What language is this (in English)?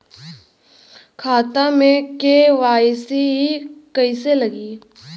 Bhojpuri